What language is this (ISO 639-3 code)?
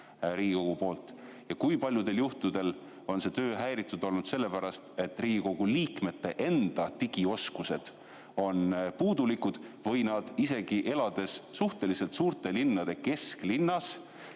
est